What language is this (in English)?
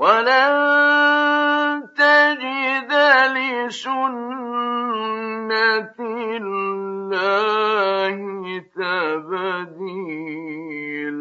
Arabic